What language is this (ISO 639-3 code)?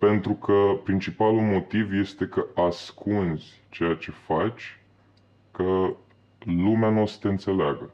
ron